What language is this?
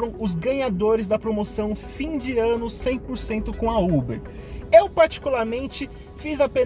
Portuguese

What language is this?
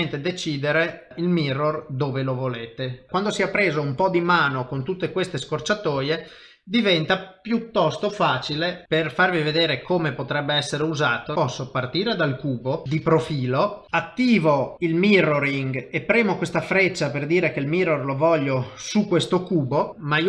Italian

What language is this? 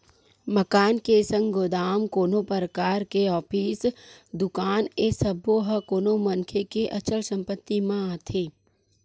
Chhattisgarhi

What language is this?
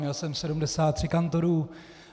Czech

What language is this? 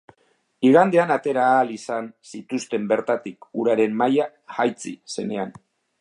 Basque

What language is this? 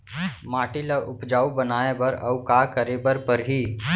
Chhattisgarhi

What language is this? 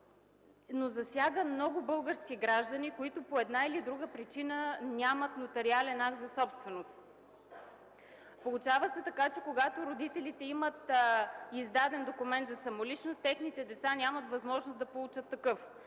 Bulgarian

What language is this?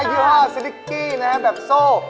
Thai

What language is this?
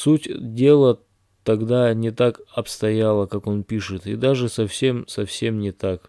Russian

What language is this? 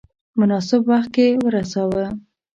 Pashto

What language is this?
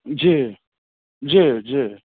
Maithili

